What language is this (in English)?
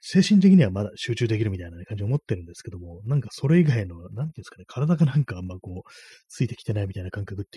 Japanese